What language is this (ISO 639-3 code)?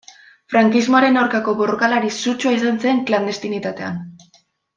eus